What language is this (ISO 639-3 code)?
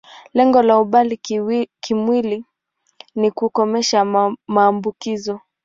swa